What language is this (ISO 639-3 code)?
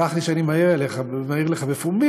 heb